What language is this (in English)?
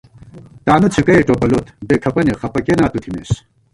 Gawar-Bati